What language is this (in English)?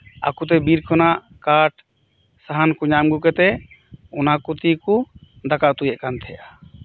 Santali